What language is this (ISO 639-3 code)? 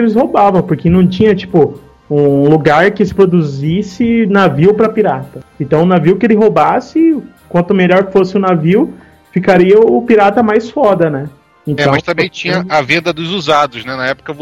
por